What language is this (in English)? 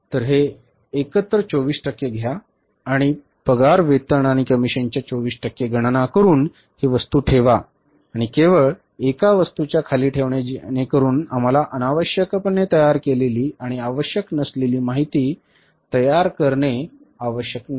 Marathi